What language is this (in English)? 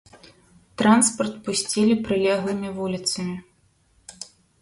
Belarusian